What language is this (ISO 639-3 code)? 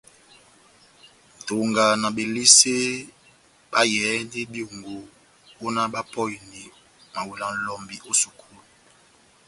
bnm